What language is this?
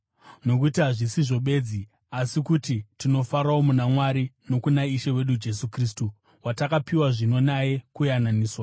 Shona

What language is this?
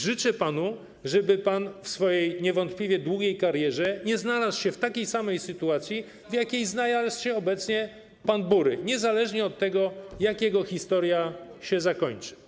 Polish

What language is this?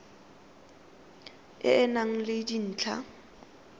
Tswana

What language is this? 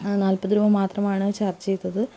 Malayalam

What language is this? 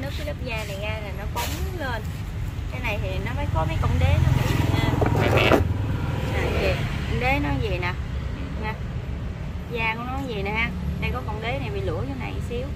Vietnamese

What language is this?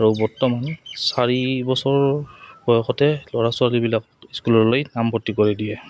Assamese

